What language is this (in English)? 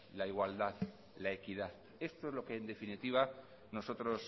Spanish